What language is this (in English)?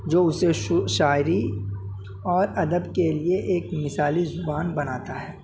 Urdu